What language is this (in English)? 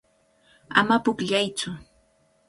Cajatambo North Lima Quechua